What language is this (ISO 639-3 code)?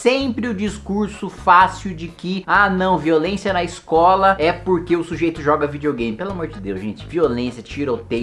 por